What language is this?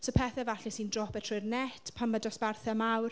Welsh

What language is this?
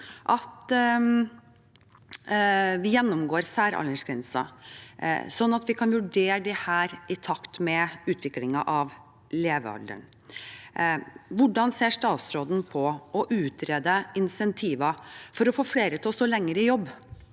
Norwegian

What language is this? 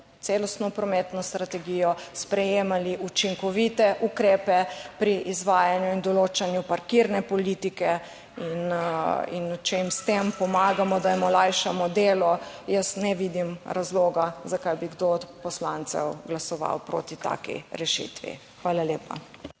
Slovenian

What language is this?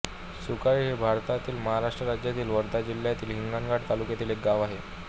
Marathi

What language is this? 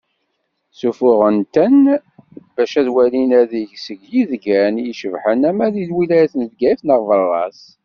Kabyle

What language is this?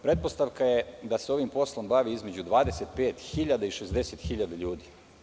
Serbian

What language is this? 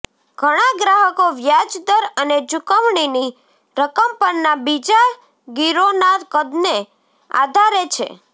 Gujarati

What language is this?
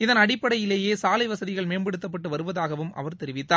Tamil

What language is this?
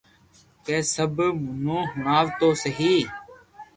Loarki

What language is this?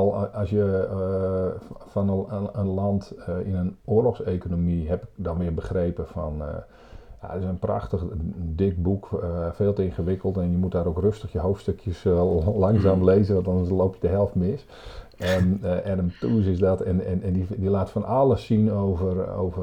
Dutch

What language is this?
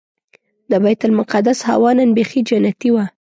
Pashto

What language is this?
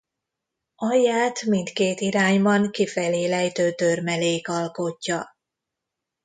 Hungarian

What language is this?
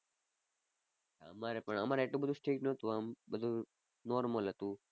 Gujarati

